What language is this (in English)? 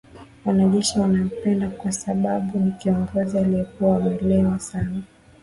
Swahili